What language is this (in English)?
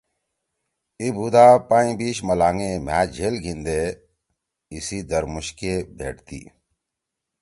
Torwali